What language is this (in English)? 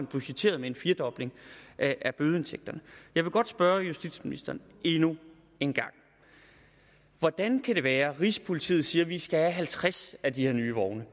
Danish